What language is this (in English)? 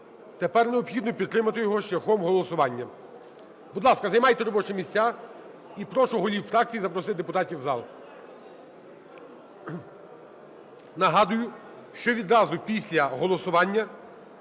Ukrainian